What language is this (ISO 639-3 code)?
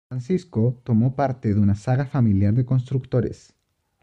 spa